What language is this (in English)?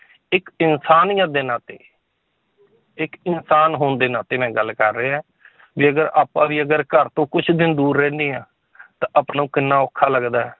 Punjabi